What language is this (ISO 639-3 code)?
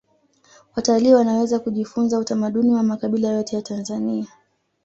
swa